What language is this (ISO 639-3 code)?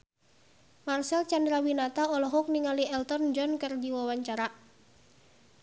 sun